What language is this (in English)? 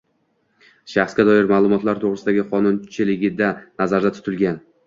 Uzbek